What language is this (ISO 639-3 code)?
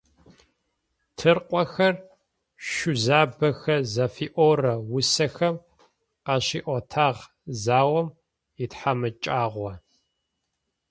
ady